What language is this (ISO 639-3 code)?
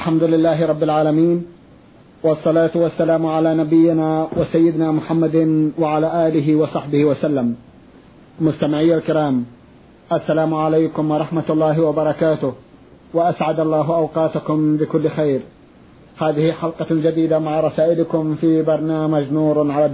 ara